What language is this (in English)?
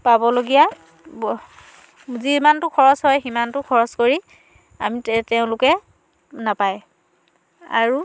Assamese